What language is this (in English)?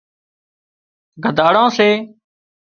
Wadiyara Koli